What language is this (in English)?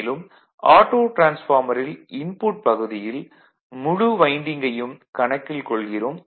Tamil